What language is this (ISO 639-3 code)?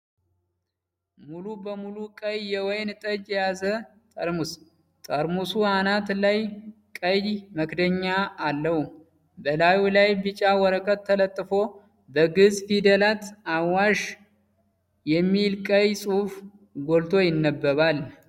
amh